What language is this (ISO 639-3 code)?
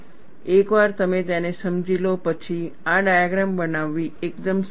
guj